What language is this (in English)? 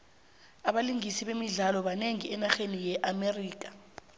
South Ndebele